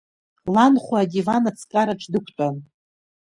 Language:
Abkhazian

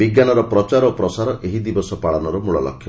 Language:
Odia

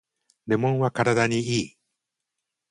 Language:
Japanese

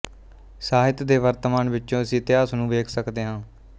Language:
Punjabi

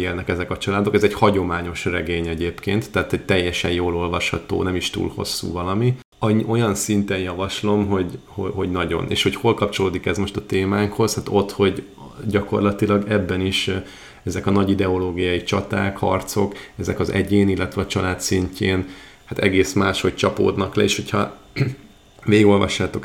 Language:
Hungarian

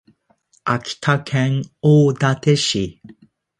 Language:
Japanese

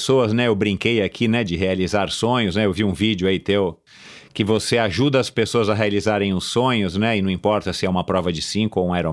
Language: Portuguese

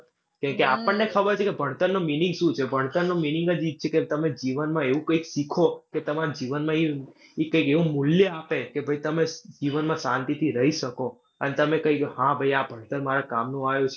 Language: Gujarati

